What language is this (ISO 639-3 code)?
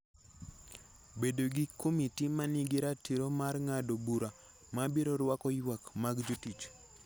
luo